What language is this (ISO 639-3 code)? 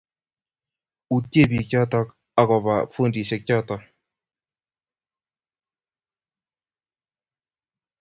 kln